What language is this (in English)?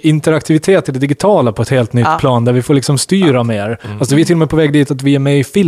Swedish